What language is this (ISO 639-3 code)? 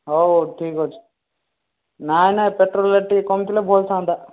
ori